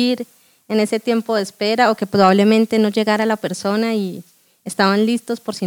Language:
Spanish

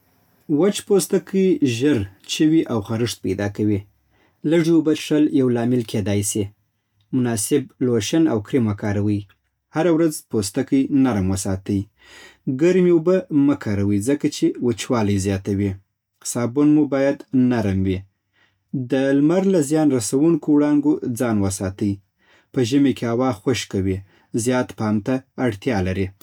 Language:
Southern Pashto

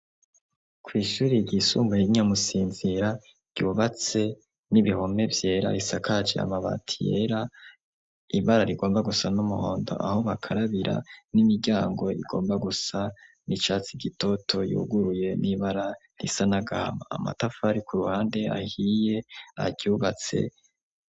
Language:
Rundi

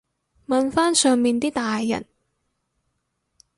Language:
Cantonese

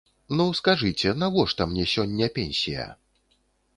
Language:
Belarusian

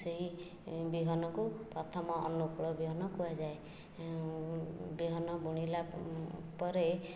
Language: Odia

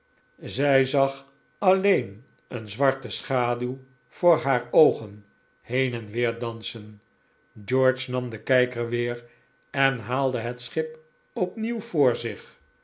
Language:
Dutch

